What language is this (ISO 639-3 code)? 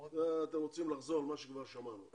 heb